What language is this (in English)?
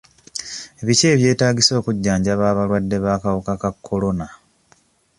Ganda